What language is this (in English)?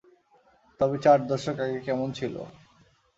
Bangla